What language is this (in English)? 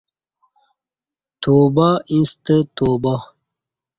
Kati